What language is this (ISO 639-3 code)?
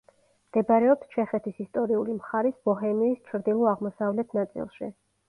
kat